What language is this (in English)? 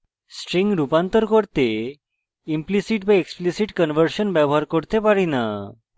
Bangla